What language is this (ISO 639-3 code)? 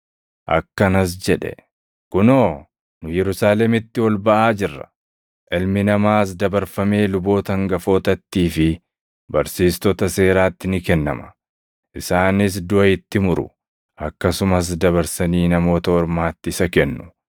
orm